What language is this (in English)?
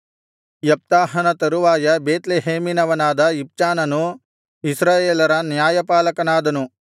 Kannada